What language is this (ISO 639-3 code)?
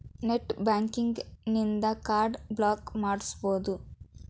kan